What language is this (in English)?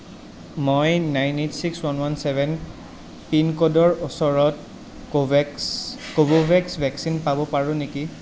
Assamese